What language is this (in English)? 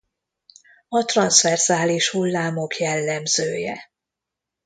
Hungarian